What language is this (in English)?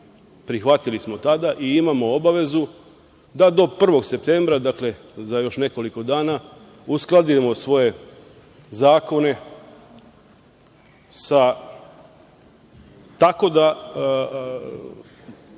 Serbian